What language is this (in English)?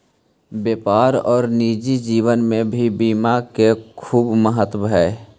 Magahi